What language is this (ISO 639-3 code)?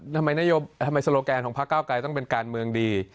tha